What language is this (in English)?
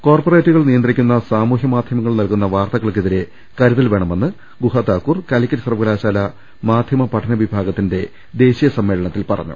Malayalam